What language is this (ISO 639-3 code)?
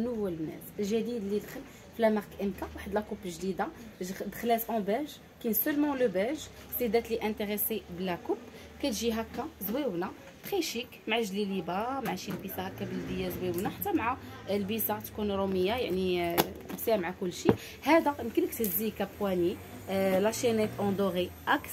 ara